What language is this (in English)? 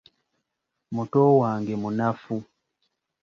Ganda